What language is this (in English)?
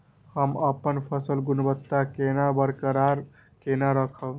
Maithili